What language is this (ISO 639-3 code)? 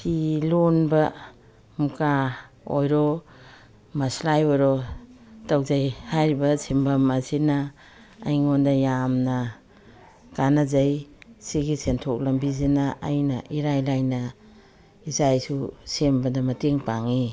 mni